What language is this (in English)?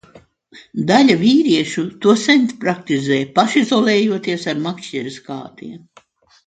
Latvian